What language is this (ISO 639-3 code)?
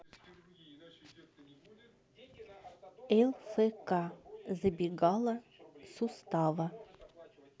rus